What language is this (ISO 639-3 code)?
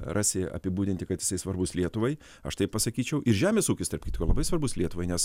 lit